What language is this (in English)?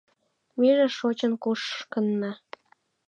Mari